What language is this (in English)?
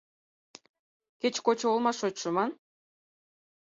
Mari